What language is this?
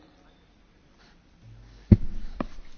German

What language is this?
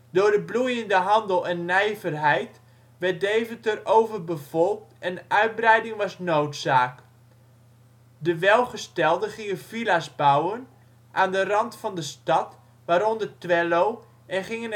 Dutch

